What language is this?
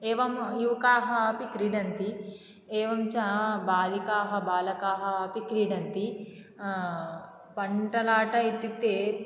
Sanskrit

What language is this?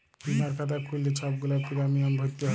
Bangla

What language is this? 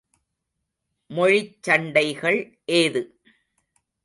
Tamil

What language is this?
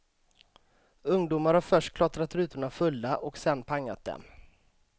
Swedish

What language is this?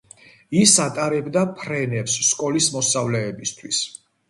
Georgian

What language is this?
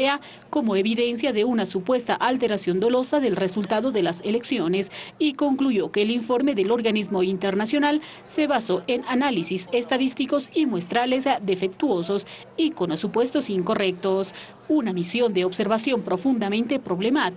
Spanish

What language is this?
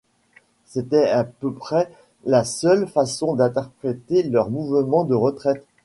French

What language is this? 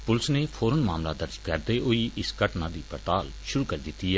Dogri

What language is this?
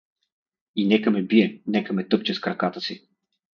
Bulgarian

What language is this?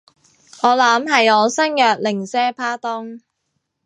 Cantonese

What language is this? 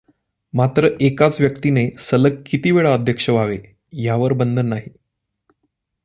Marathi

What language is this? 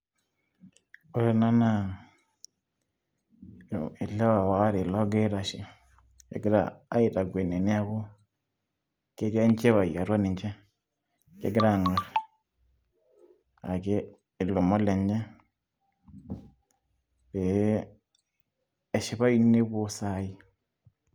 Masai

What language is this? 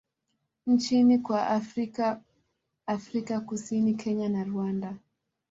Swahili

